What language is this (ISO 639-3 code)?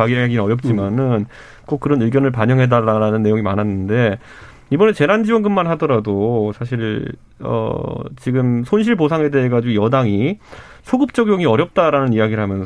kor